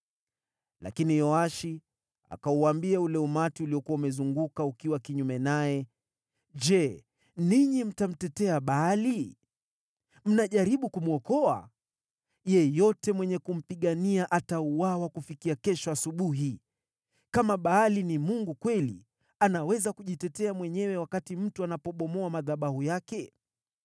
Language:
Swahili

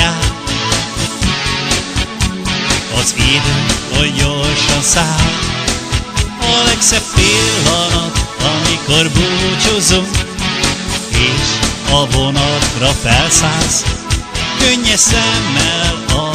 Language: Romanian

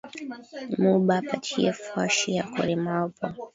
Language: Swahili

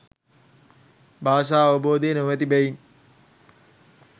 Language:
Sinhala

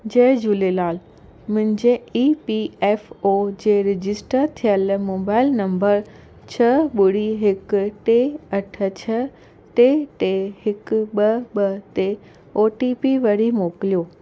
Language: Sindhi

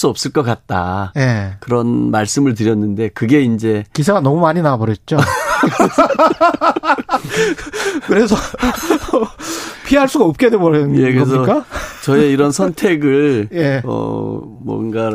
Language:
Korean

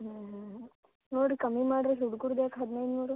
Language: Kannada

